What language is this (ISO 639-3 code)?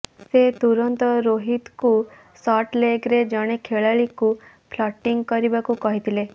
ori